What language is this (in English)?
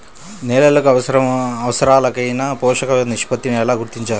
Telugu